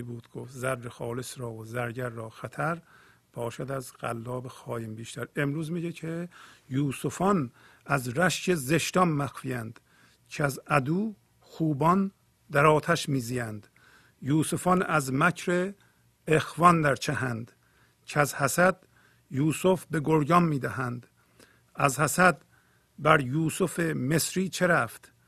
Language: Persian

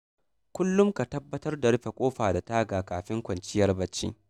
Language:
Hausa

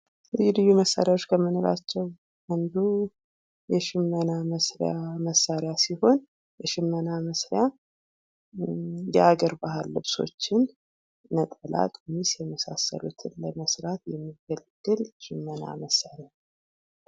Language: Amharic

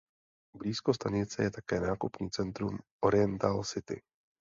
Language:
Czech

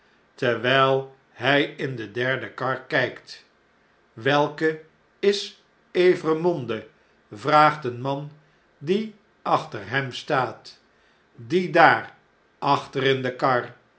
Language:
Dutch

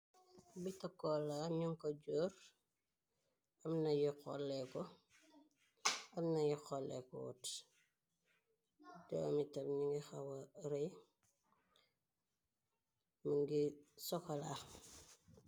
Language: Wolof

